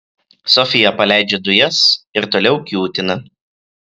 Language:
Lithuanian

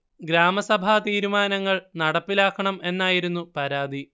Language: Malayalam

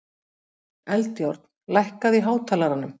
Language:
Icelandic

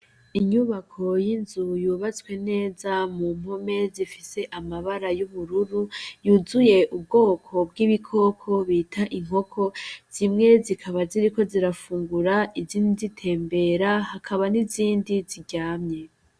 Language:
Rundi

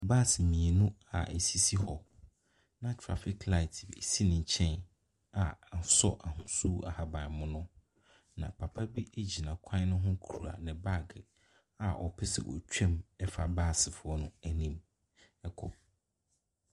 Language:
Akan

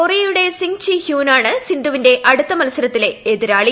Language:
Malayalam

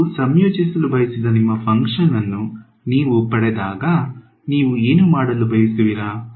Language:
Kannada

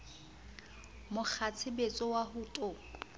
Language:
Southern Sotho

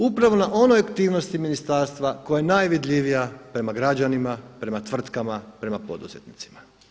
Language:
Croatian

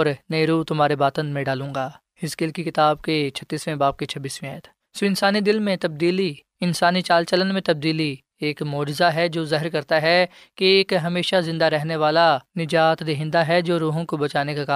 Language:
Urdu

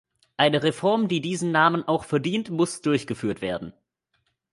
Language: German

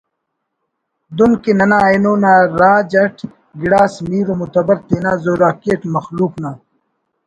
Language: Brahui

